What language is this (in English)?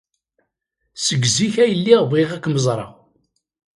Kabyle